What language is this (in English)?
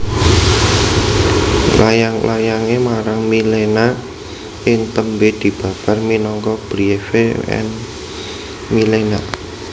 Javanese